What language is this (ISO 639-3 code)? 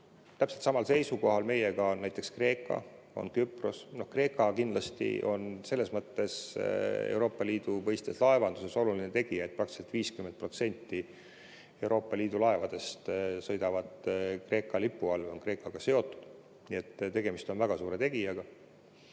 est